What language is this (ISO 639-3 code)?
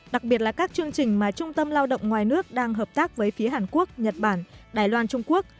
vie